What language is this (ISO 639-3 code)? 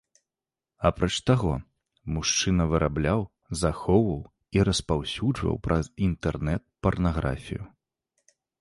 bel